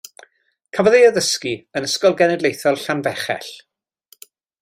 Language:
Welsh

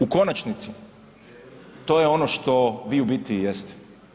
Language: Croatian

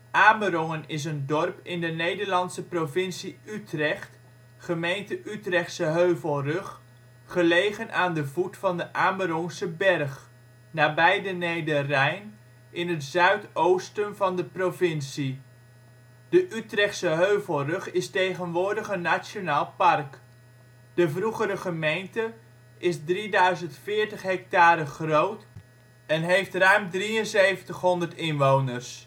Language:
Dutch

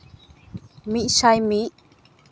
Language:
Santali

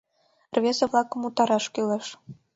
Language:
Mari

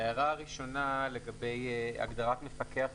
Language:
Hebrew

